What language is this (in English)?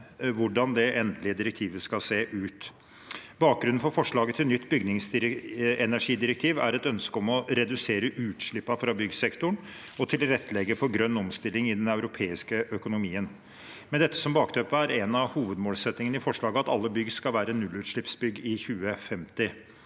Norwegian